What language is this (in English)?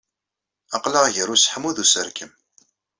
Kabyle